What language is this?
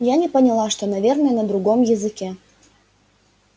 Russian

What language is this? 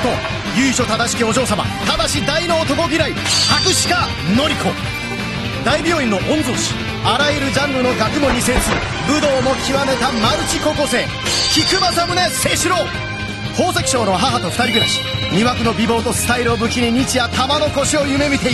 Japanese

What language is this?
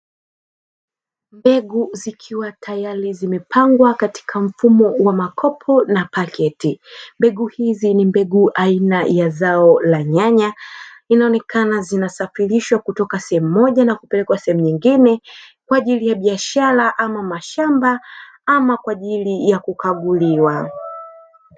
Swahili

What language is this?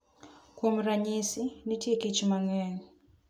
Luo (Kenya and Tanzania)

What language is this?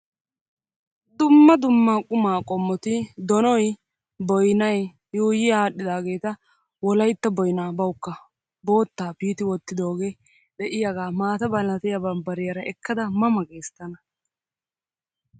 Wolaytta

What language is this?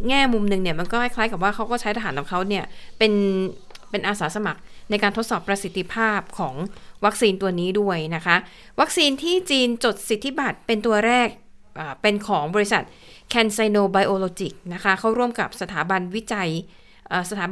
Thai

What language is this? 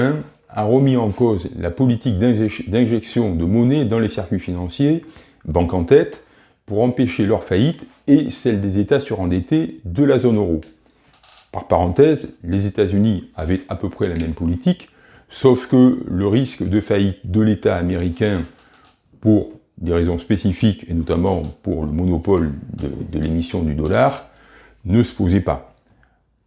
French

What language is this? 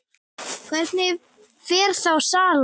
Icelandic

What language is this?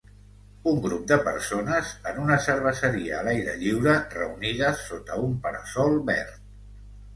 Catalan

